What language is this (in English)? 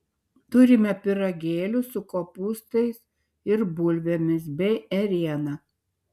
Lithuanian